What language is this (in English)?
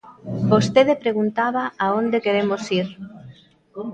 Galician